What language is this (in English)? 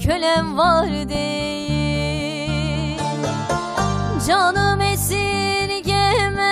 Korean